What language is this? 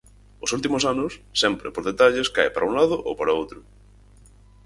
Galician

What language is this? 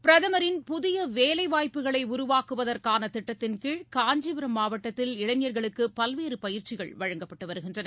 Tamil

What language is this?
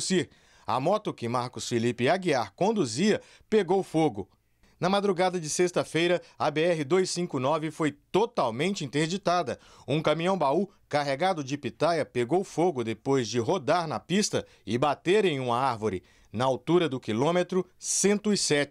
Portuguese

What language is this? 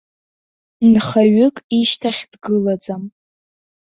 Abkhazian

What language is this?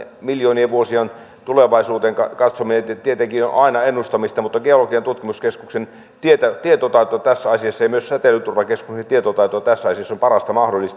Finnish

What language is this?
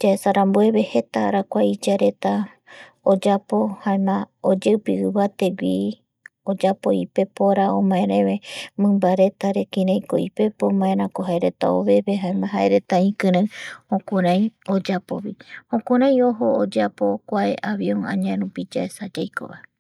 Eastern Bolivian Guaraní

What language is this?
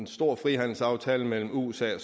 Danish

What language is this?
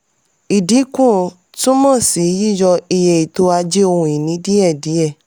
Yoruba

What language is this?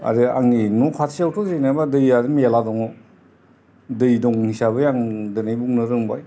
Bodo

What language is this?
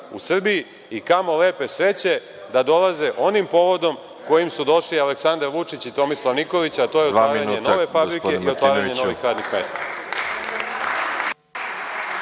Serbian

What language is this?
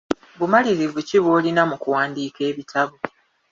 Ganda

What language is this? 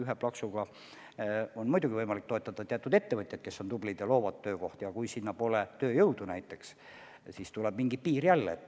Estonian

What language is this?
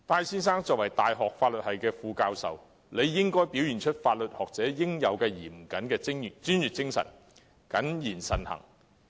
Cantonese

